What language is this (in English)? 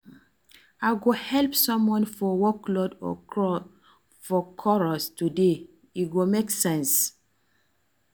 Nigerian Pidgin